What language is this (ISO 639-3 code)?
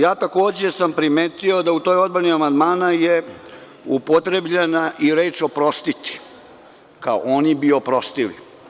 srp